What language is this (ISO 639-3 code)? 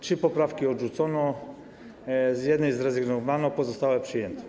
pol